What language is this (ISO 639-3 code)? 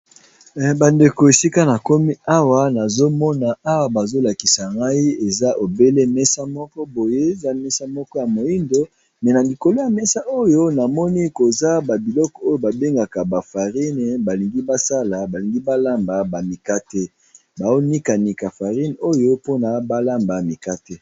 lin